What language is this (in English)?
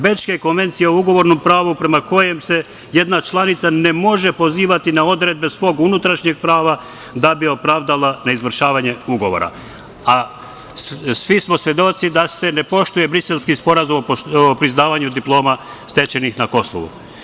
Serbian